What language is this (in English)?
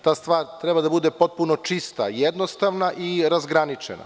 Serbian